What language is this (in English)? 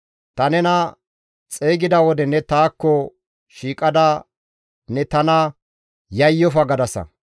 Gamo